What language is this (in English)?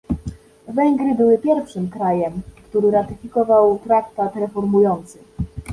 Polish